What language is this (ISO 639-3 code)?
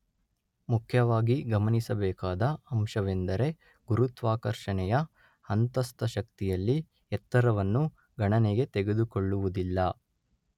kan